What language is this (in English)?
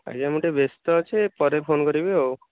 Odia